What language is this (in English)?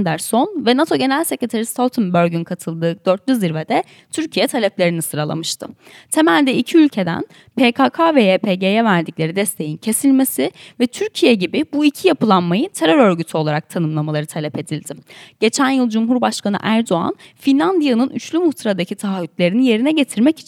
Turkish